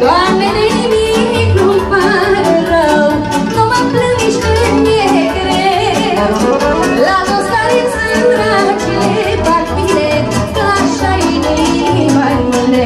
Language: Romanian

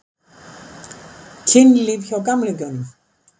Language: Icelandic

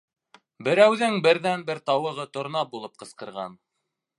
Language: Bashkir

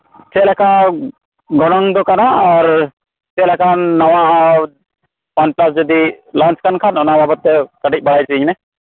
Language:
Santali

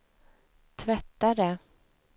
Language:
Swedish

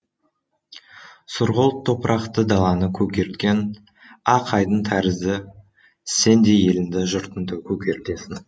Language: Kazakh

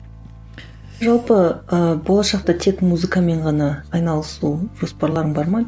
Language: Kazakh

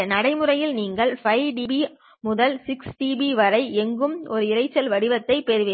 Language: Tamil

